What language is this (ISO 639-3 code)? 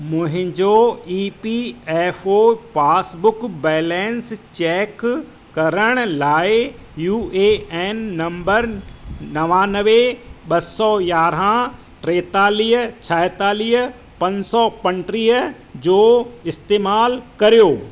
snd